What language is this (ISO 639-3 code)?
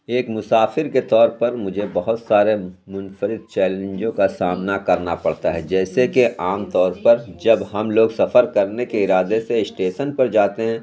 urd